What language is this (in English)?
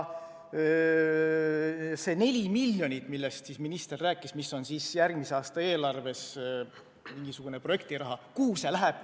Estonian